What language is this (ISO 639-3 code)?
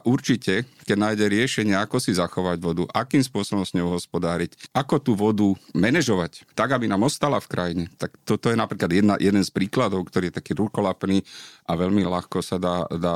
slk